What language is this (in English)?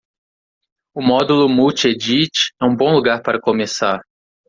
Portuguese